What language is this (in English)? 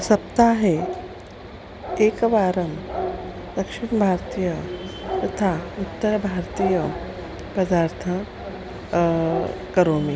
Sanskrit